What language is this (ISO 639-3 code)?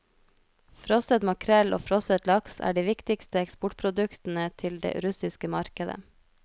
nor